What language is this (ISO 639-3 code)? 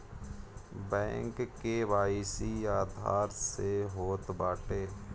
bho